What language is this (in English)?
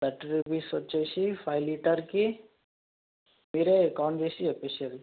Telugu